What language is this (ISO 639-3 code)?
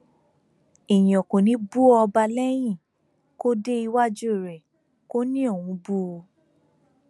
yor